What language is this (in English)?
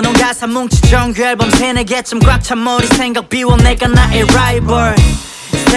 Korean